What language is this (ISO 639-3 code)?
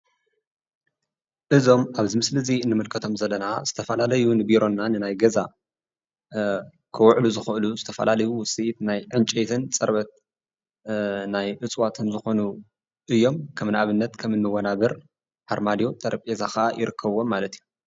tir